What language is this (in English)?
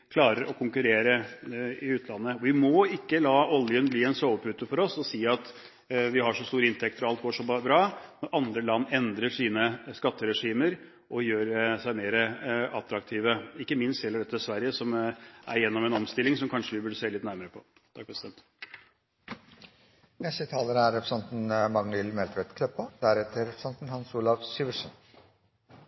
Norwegian